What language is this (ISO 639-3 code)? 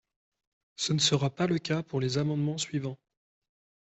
fra